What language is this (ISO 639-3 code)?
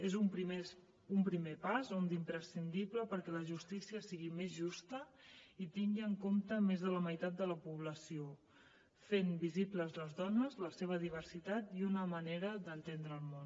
cat